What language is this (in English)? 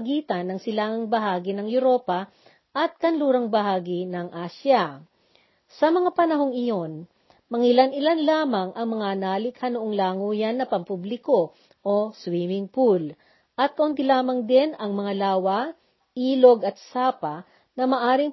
Filipino